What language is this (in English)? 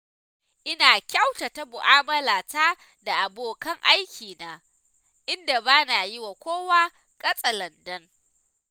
Hausa